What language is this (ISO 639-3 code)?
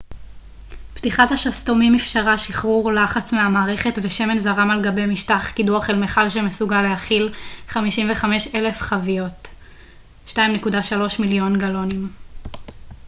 heb